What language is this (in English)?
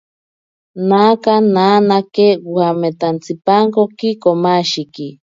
Ashéninka Perené